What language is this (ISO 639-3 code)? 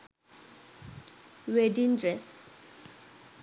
sin